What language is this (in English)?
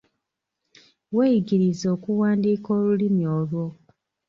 Ganda